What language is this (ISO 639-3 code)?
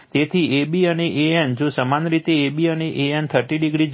guj